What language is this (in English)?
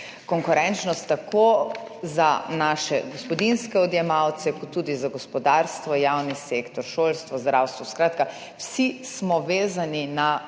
Slovenian